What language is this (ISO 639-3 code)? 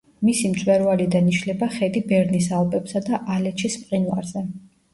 kat